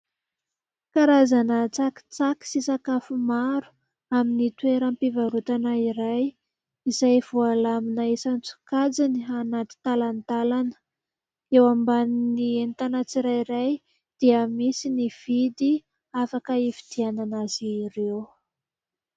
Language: Malagasy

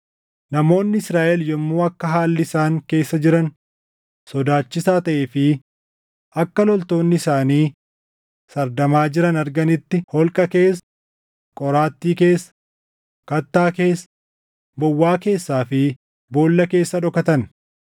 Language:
Oromo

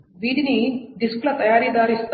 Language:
Telugu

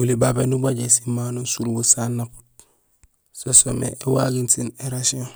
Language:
Gusilay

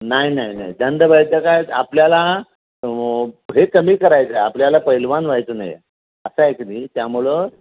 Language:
Marathi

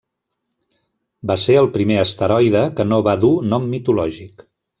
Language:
Catalan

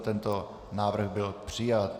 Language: Czech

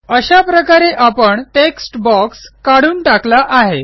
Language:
Marathi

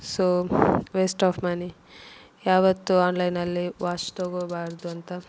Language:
Kannada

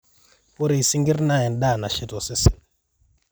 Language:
Masai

